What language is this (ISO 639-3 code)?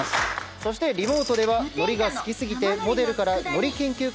jpn